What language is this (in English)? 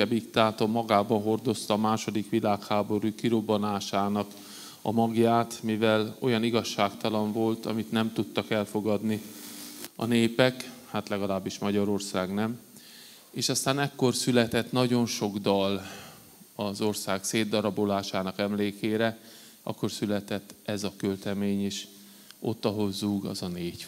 Hungarian